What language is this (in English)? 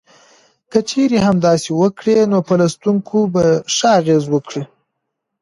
Pashto